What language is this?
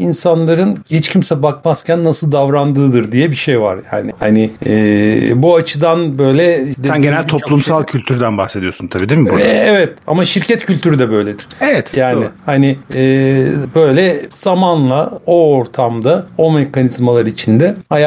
Turkish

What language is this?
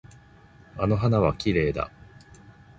Japanese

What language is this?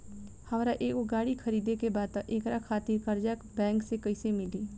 Bhojpuri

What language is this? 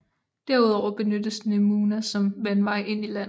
Danish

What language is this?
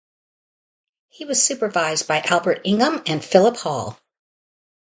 English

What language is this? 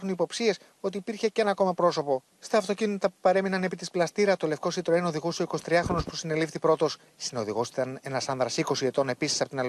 Greek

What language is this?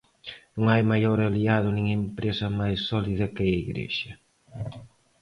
Galician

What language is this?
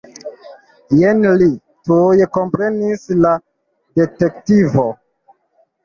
Esperanto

